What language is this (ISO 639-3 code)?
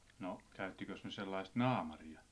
fin